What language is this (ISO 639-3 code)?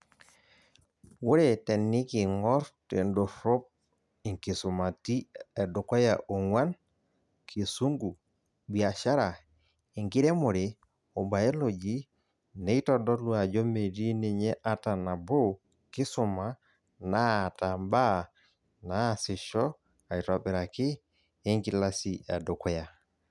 mas